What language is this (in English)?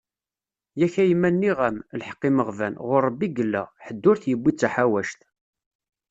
Kabyle